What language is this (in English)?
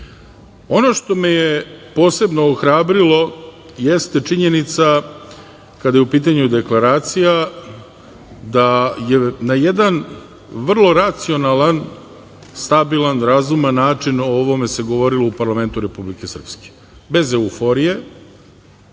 Serbian